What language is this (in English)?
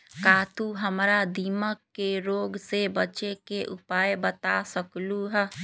Magahi